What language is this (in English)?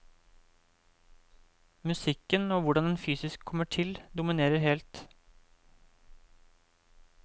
Norwegian